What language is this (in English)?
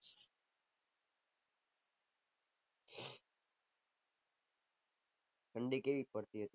Gujarati